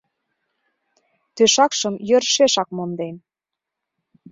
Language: Mari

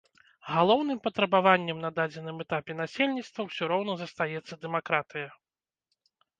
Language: Belarusian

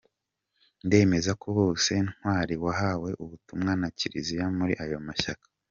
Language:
Kinyarwanda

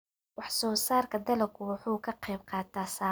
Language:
Somali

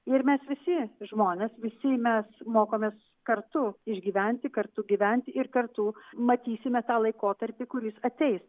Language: Lithuanian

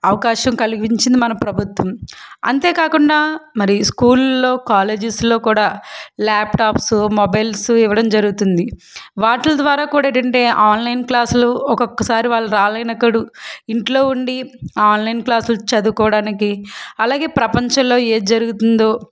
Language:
Telugu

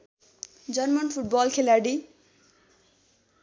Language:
Nepali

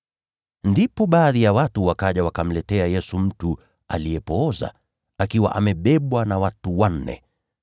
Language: Swahili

